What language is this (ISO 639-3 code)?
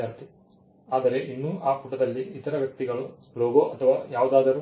kan